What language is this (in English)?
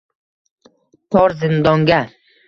Uzbek